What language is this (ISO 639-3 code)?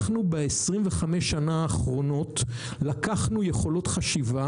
heb